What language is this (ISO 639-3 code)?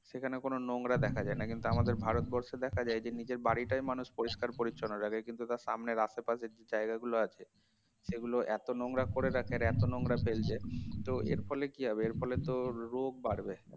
ben